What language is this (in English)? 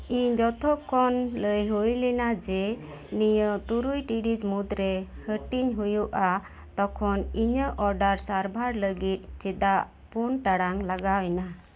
Santali